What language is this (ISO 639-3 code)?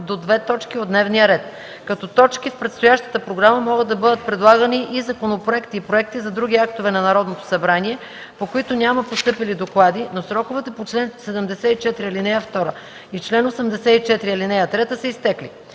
bul